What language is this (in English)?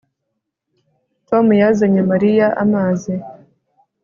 Kinyarwanda